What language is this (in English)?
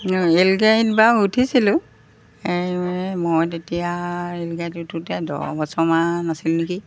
Assamese